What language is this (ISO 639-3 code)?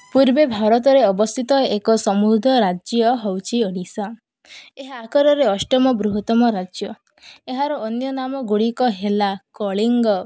ori